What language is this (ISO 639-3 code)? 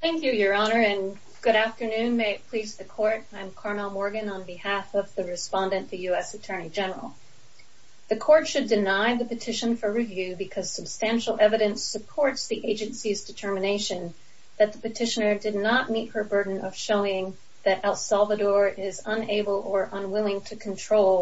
eng